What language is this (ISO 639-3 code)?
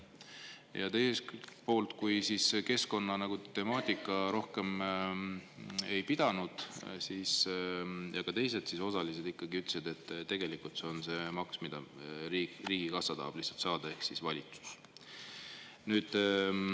est